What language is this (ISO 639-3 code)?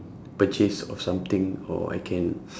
eng